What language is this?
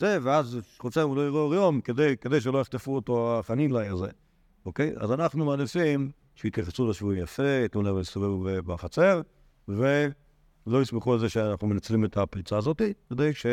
Hebrew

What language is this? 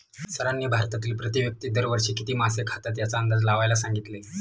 Marathi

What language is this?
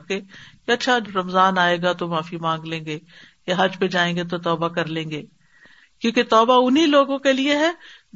Urdu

